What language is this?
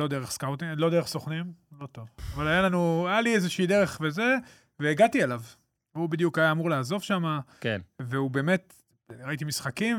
Hebrew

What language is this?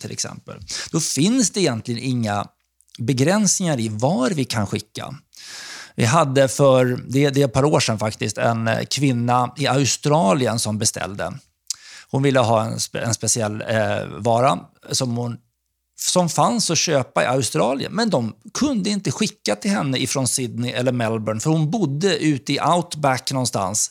Swedish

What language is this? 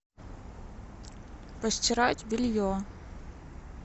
Russian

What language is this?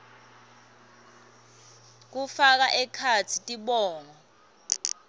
Swati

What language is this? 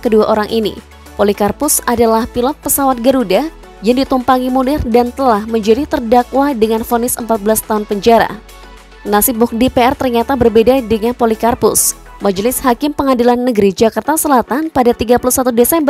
Indonesian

